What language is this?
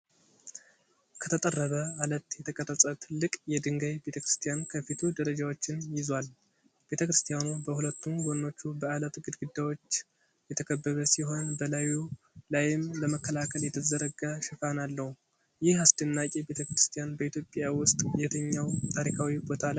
Amharic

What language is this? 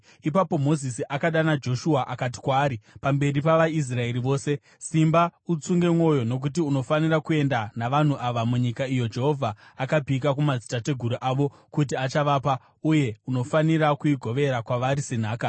Shona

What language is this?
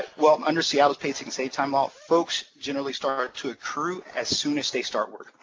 English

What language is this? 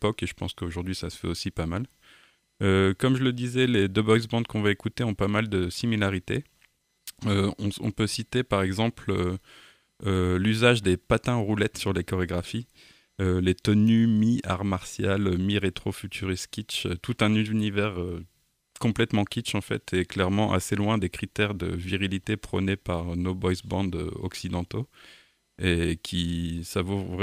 French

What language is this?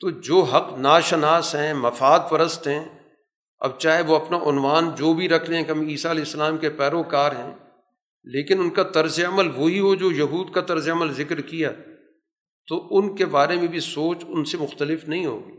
Urdu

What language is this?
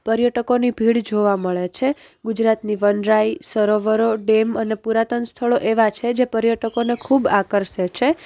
Gujarati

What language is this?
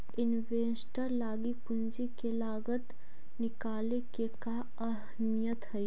Magahi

